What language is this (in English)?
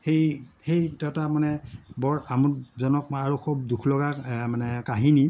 Assamese